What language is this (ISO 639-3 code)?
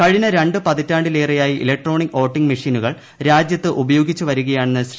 mal